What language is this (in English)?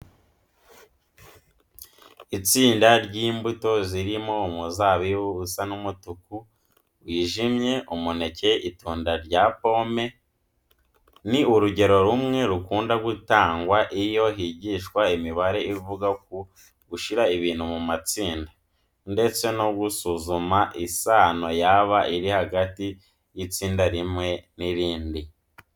Kinyarwanda